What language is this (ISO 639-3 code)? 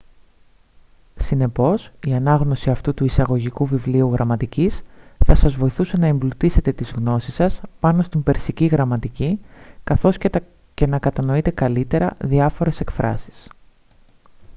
ell